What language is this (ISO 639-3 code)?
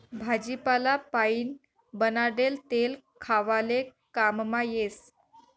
mar